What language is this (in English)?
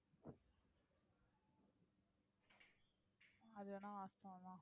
Tamil